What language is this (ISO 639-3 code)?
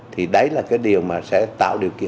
vie